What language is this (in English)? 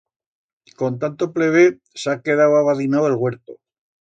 Aragonese